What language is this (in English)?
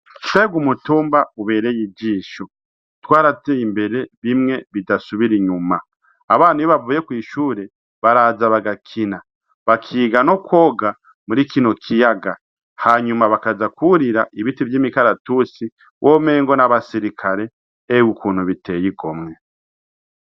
Rundi